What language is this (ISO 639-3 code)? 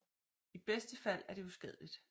dan